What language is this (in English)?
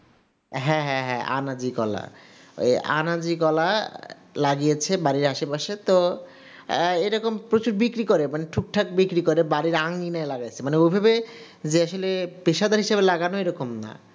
Bangla